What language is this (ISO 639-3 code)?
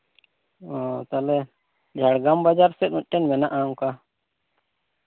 sat